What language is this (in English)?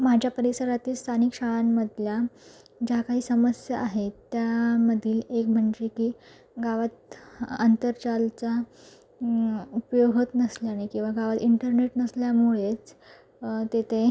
Marathi